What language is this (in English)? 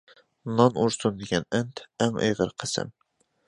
Uyghur